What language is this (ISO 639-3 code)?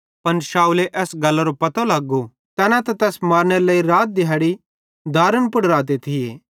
bhd